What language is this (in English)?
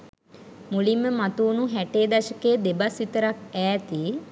Sinhala